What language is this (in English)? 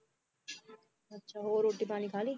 Punjabi